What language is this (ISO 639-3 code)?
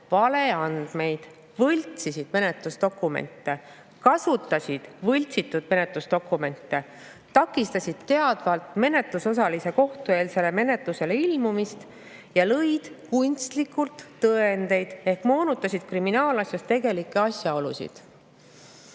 est